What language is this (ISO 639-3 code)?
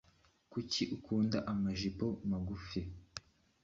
kin